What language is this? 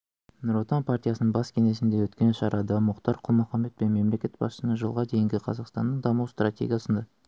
Kazakh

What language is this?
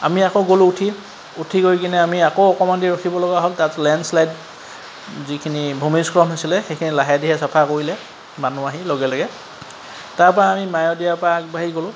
Assamese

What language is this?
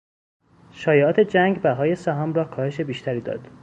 Persian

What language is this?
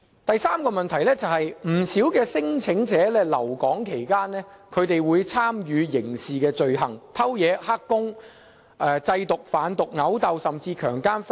Cantonese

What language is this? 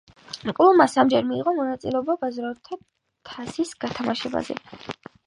Georgian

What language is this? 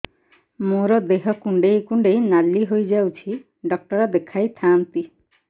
Odia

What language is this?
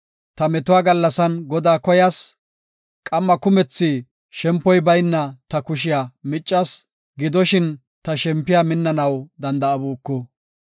Gofa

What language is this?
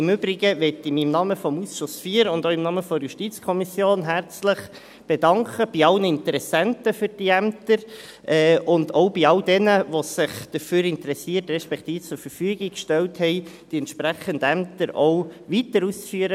Swiss German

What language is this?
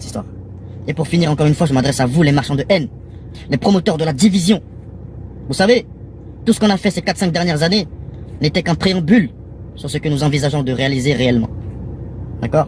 French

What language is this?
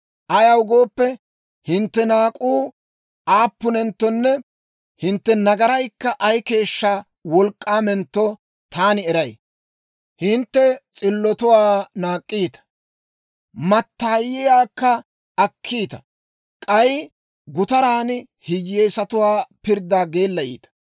Dawro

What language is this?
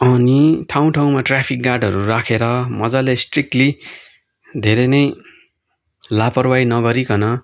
Nepali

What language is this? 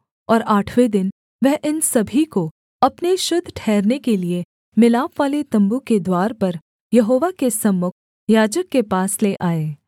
Hindi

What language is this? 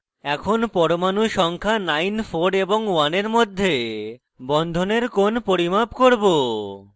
Bangla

